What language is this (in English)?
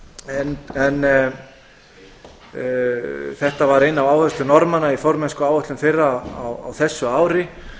Icelandic